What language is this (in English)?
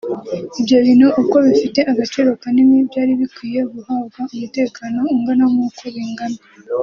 Kinyarwanda